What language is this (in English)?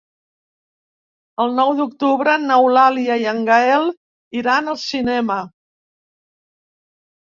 Catalan